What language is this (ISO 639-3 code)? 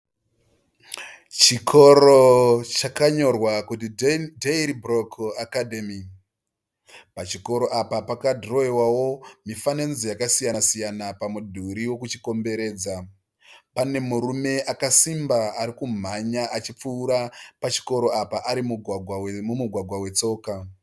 sna